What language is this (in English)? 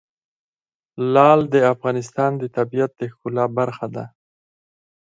Pashto